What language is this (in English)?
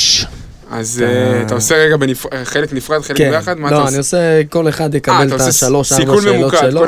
Hebrew